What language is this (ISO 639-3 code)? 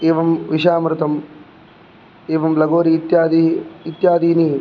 san